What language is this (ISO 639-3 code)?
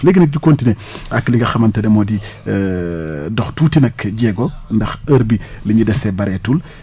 wol